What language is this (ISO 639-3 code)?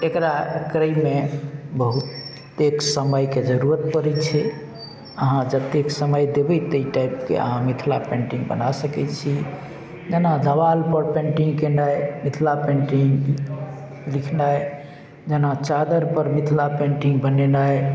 mai